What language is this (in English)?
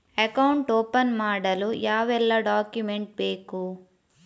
Kannada